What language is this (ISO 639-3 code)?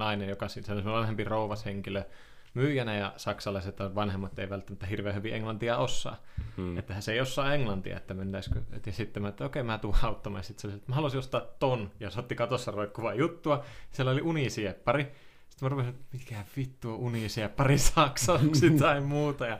fin